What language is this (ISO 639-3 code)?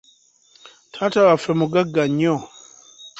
lug